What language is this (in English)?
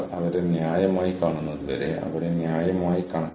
Malayalam